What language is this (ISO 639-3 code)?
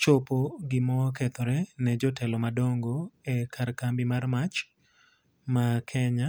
luo